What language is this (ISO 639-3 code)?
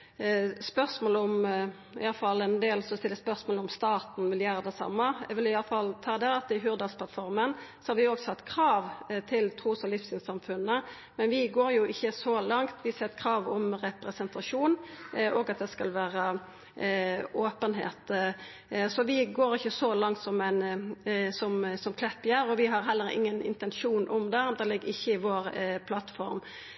nno